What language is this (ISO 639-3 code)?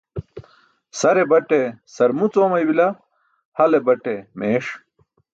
bsk